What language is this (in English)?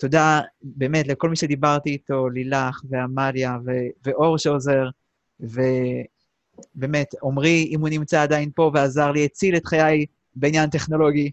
Hebrew